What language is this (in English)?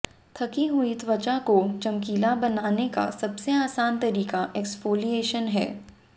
Hindi